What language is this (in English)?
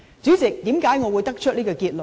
Cantonese